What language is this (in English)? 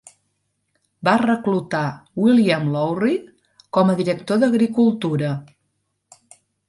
Catalan